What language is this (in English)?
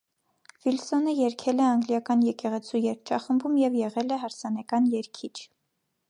Armenian